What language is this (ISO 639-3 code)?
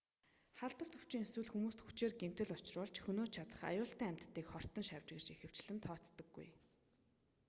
mon